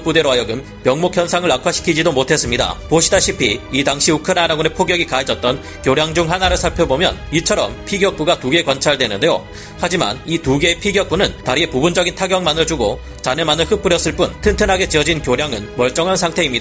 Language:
Korean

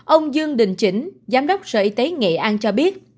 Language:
Vietnamese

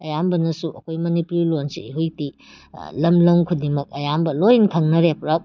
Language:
Manipuri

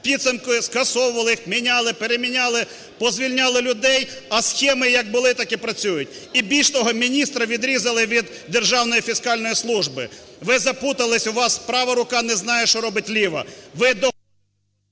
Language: Ukrainian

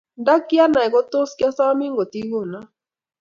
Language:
Kalenjin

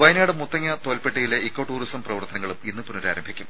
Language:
Malayalam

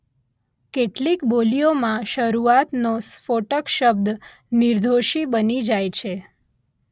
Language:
Gujarati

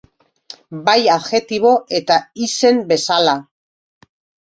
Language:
Basque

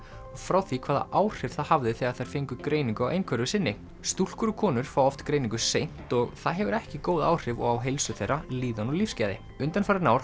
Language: Icelandic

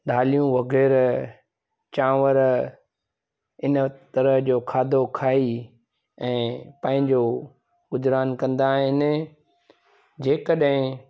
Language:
Sindhi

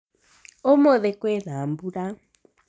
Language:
Kikuyu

